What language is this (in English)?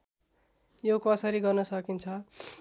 Nepali